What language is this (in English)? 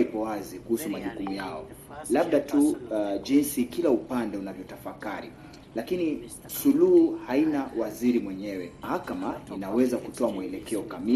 Swahili